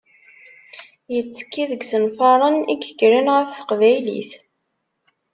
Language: Kabyle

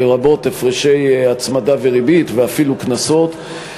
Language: Hebrew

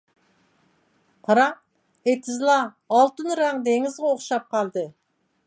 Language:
Uyghur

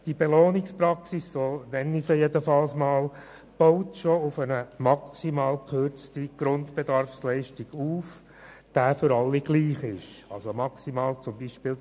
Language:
Swiss German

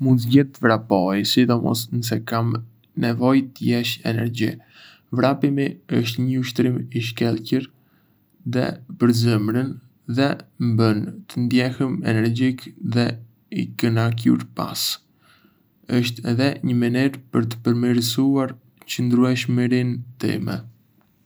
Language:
Arbëreshë Albanian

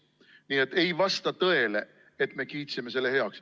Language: Estonian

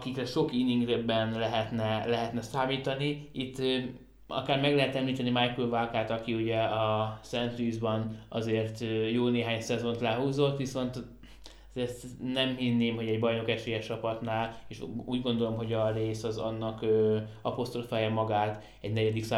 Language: Hungarian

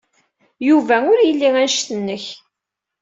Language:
Kabyle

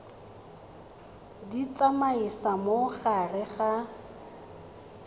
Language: Tswana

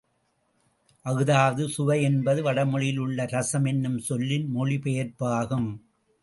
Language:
Tamil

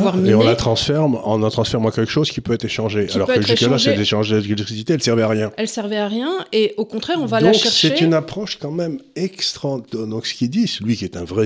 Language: French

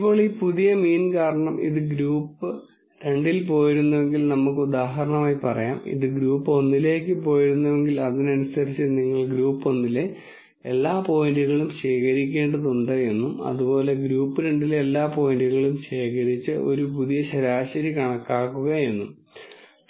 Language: Malayalam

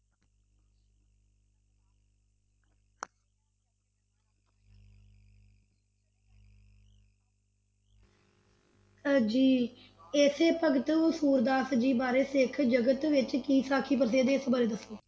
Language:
Punjabi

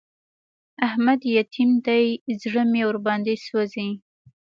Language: Pashto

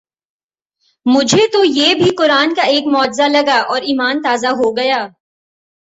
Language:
Urdu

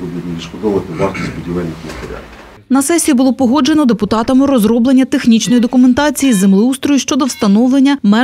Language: Ukrainian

